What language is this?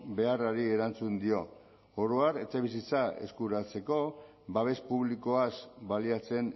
Basque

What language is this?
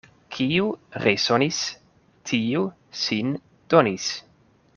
Esperanto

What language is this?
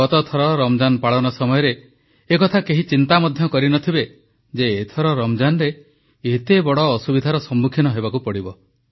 Odia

